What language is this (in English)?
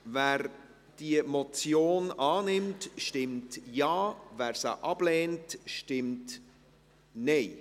Swiss German